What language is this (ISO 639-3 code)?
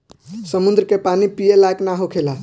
bho